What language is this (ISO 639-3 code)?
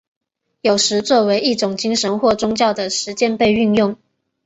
zho